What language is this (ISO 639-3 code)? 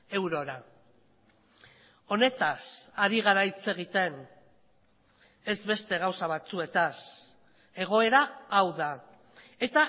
eus